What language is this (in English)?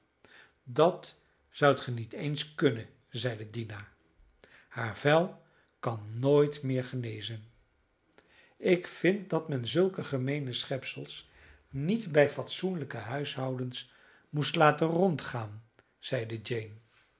Dutch